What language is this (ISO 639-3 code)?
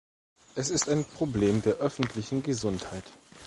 deu